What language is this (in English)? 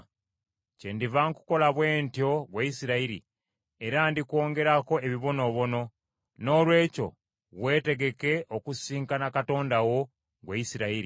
Ganda